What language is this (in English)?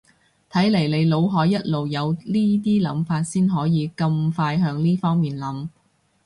Cantonese